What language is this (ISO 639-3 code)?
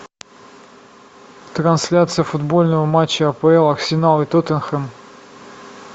rus